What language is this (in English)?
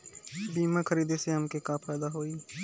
Bhojpuri